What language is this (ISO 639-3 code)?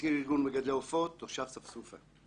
heb